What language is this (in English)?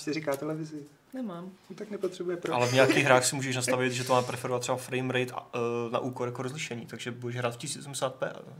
Czech